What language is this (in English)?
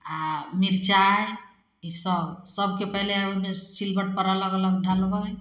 Maithili